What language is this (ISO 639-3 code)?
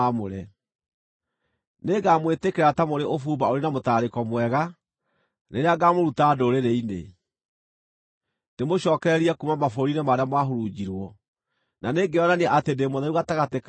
kik